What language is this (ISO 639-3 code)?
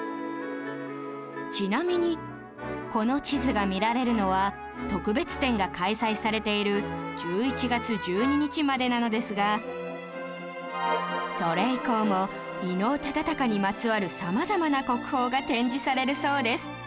jpn